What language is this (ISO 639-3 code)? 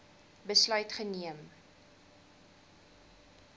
afr